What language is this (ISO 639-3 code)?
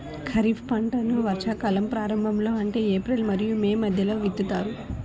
tel